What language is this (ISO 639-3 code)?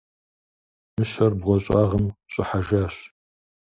kbd